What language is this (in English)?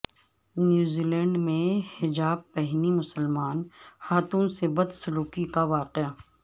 Urdu